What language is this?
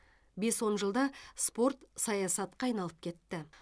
Kazakh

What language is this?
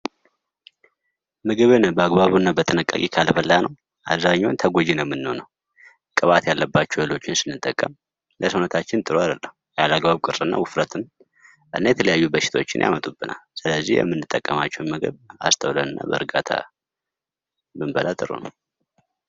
Amharic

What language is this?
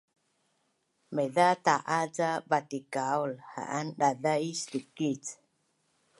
Bunun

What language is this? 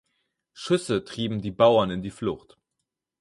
German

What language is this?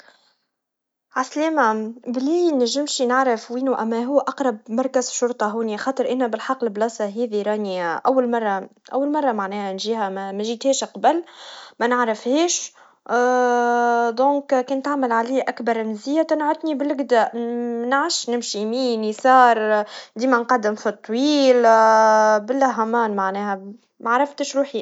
Tunisian Arabic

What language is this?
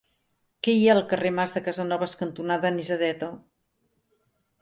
Catalan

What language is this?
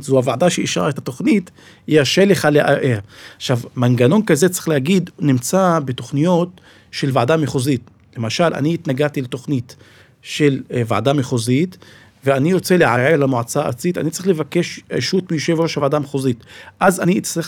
Hebrew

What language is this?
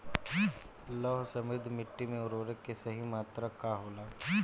Bhojpuri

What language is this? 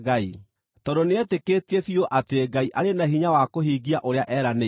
Kikuyu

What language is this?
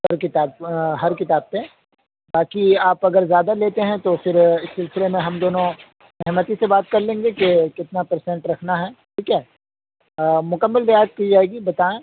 Urdu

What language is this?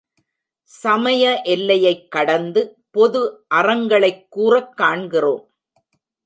Tamil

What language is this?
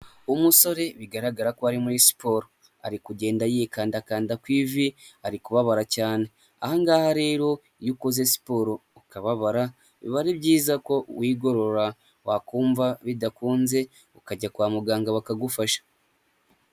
Kinyarwanda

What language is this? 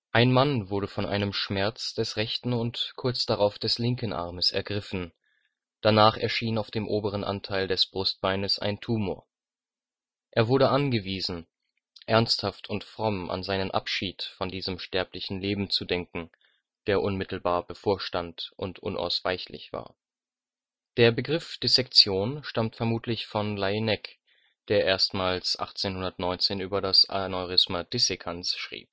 German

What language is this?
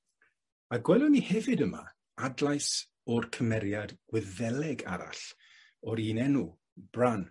Welsh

